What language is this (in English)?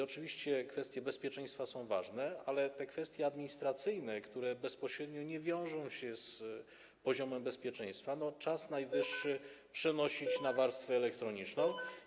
Polish